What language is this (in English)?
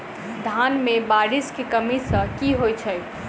Maithili